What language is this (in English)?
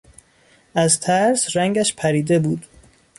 Persian